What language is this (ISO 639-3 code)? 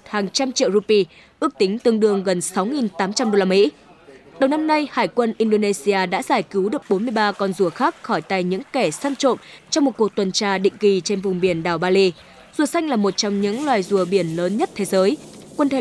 vie